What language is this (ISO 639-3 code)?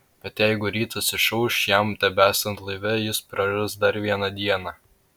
lit